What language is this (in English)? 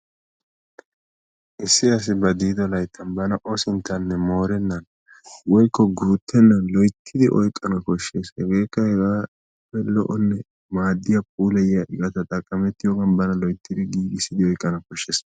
Wolaytta